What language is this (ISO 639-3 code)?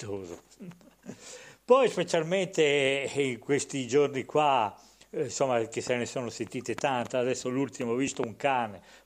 ita